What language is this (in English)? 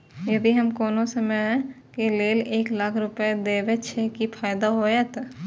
Maithili